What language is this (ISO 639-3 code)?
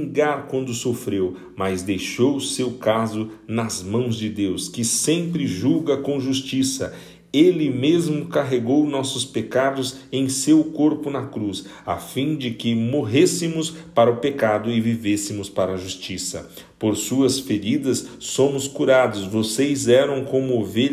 por